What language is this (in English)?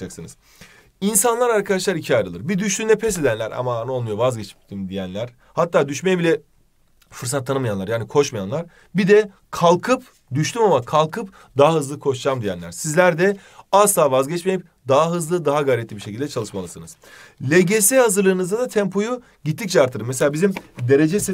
Turkish